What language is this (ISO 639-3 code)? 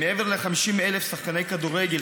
heb